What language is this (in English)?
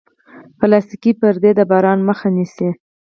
Pashto